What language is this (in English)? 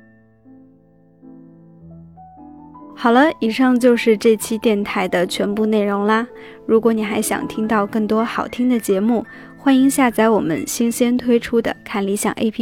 Chinese